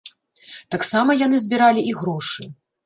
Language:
Belarusian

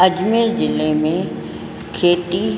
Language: Sindhi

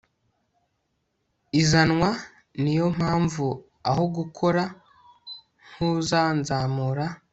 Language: Kinyarwanda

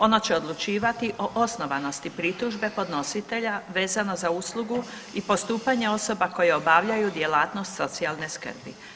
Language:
Croatian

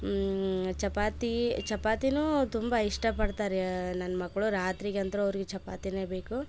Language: Kannada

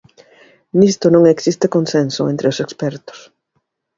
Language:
Galician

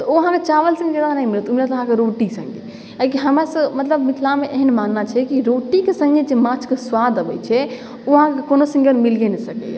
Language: Maithili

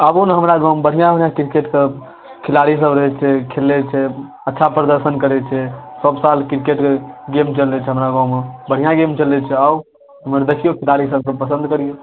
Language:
Maithili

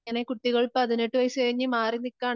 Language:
Malayalam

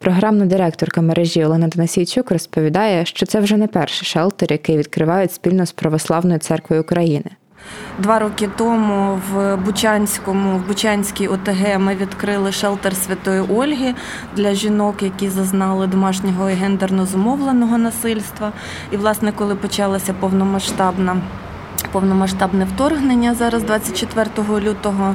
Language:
Ukrainian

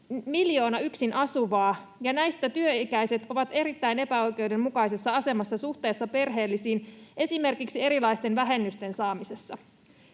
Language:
Finnish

